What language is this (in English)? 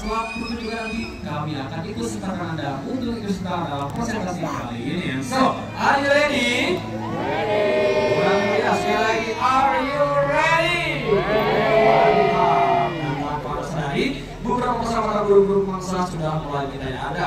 Indonesian